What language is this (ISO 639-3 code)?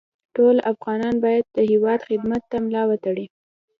pus